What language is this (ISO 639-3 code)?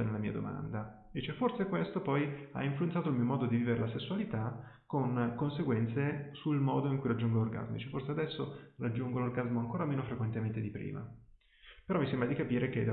ita